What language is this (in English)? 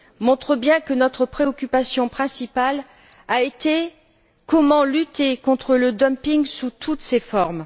French